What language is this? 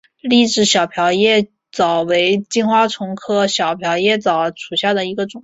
Chinese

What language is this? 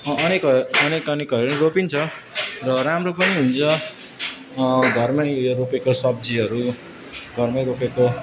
Nepali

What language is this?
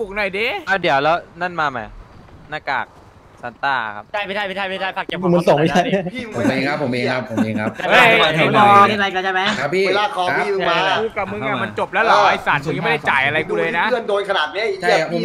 Thai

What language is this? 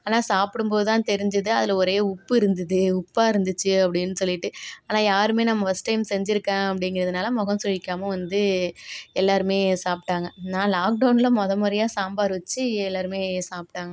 Tamil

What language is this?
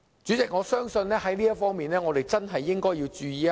Cantonese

